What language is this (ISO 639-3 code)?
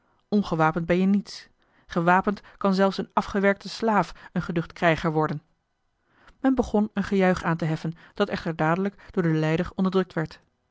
nld